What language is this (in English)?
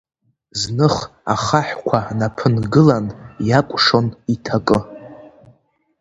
Abkhazian